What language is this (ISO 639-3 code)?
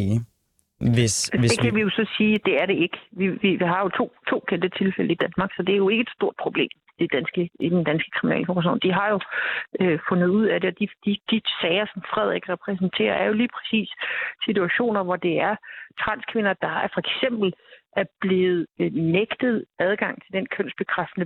dan